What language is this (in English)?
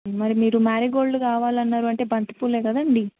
Telugu